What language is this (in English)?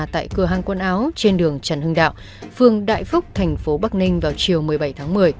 Vietnamese